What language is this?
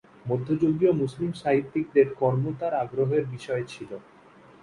Bangla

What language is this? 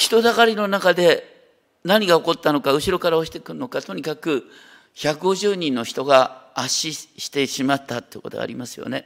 Japanese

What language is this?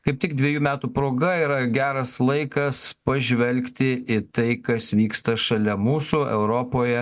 Lithuanian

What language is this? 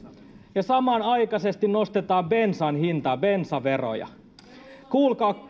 Finnish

